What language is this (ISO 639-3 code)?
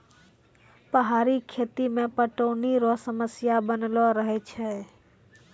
mai